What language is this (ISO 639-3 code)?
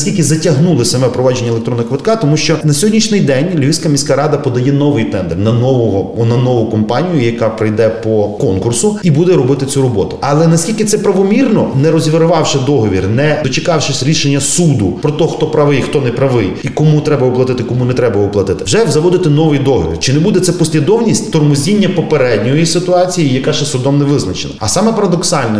ukr